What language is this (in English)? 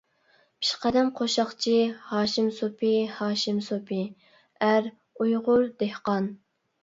Uyghur